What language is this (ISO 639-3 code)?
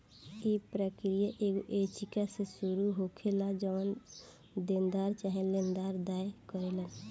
bho